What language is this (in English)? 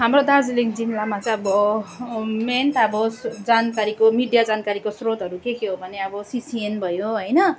Nepali